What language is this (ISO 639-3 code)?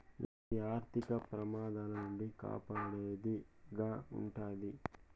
tel